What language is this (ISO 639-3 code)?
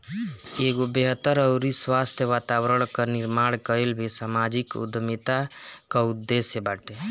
bho